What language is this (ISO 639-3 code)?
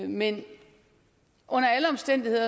dan